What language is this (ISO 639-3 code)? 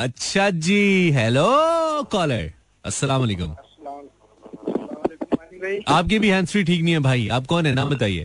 hin